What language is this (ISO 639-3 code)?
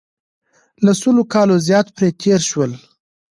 pus